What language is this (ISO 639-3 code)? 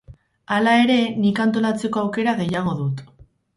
eus